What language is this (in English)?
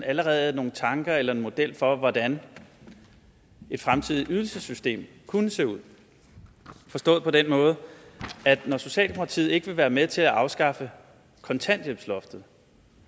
Danish